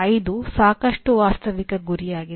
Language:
Kannada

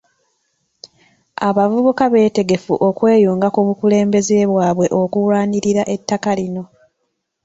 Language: Ganda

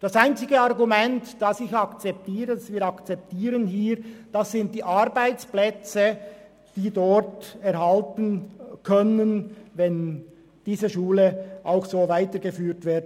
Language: Swiss German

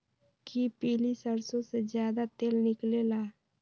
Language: Magahi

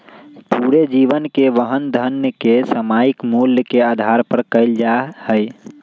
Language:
Magahi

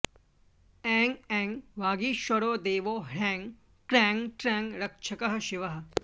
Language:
Sanskrit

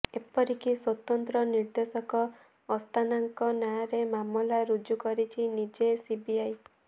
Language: Odia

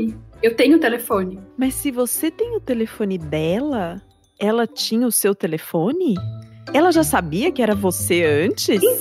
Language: Portuguese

